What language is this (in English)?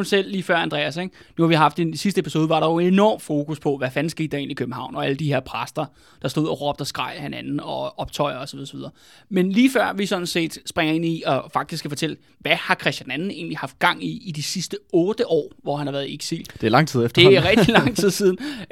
Danish